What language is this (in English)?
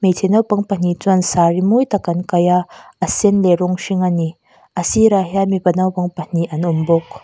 Mizo